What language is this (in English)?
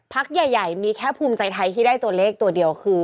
Thai